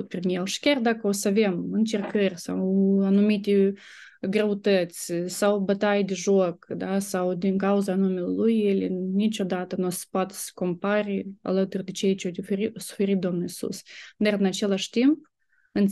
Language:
Romanian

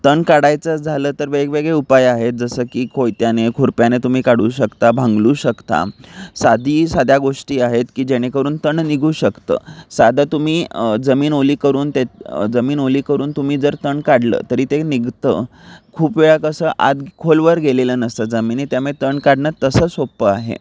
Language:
Marathi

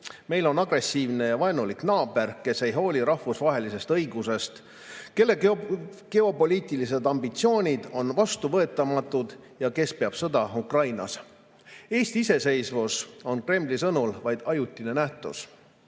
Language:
Estonian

